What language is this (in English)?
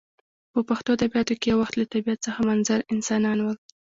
Pashto